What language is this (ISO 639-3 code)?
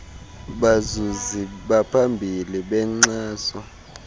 xho